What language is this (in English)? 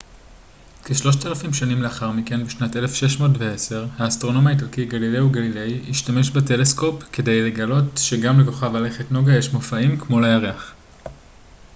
Hebrew